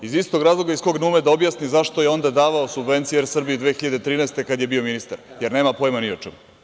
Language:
Serbian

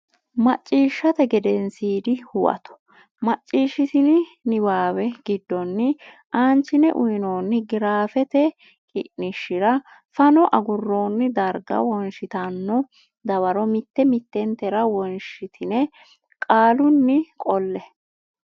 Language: Sidamo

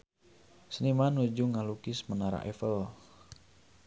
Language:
Sundanese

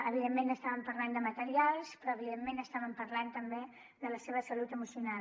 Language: Catalan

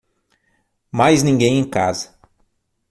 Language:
Portuguese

